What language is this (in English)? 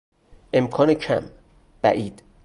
Persian